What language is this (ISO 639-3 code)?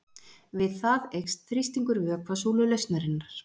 isl